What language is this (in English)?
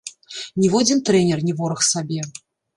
Belarusian